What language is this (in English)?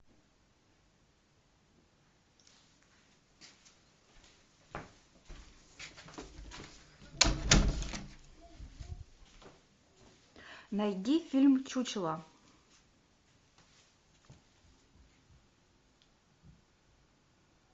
Russian